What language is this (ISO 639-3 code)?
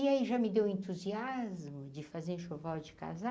por